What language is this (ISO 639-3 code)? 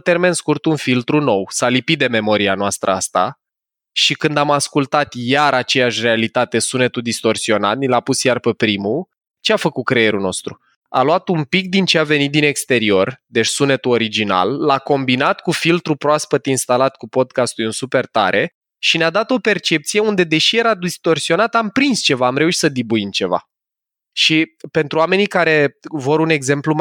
ron